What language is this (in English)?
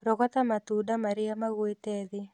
Kikuyu